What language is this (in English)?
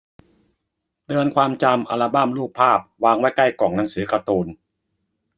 Thai